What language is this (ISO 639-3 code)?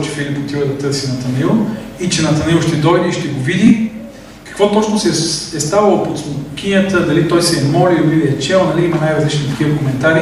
bul